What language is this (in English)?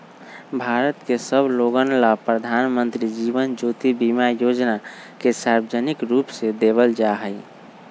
Magahi